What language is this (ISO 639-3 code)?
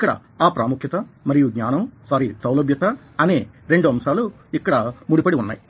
tel